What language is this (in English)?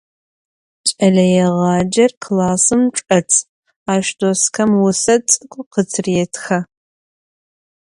Adyghe